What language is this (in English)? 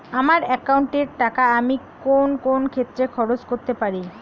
Bangla